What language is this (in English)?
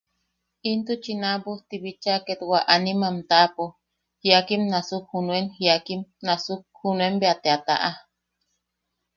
Yaqui